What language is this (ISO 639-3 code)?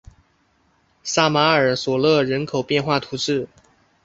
zho